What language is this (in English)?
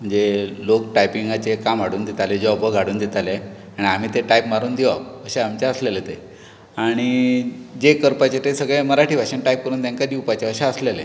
Konkani